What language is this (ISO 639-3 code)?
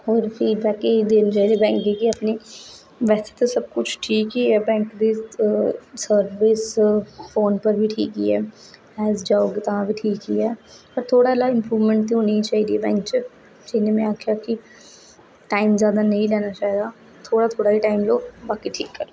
doi